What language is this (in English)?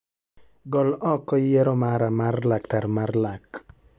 Luo (Kenya and Tanzania)